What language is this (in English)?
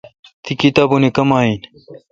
Kalkoti